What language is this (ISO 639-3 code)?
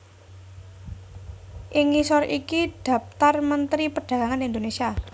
jav